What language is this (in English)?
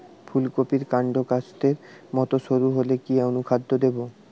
Bangla